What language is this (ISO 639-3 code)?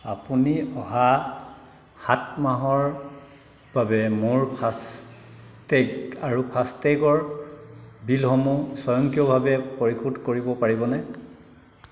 asm